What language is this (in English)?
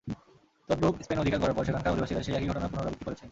Bangla